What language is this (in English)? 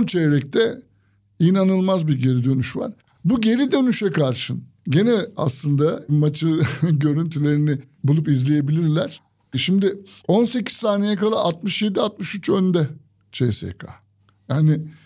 Turkish